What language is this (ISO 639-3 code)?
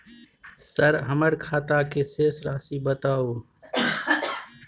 mai